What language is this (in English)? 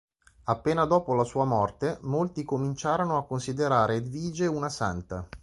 Italian